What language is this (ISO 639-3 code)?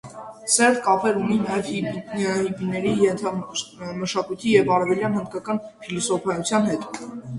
hye